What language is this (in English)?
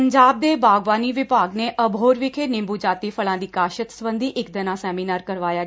Punjabi